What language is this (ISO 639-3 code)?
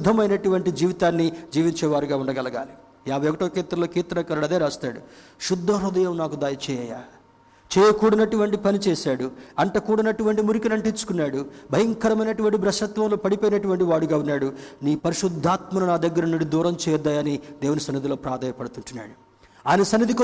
tel